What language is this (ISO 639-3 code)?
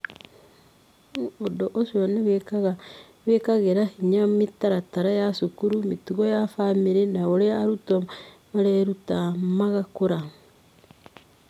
kik